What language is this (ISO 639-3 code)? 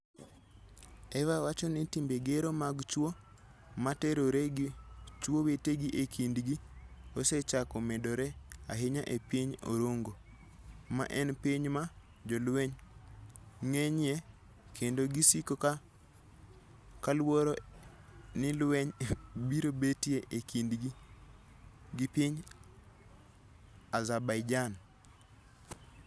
luo